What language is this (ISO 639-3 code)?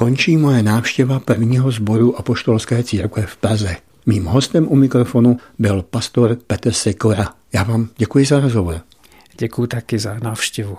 ces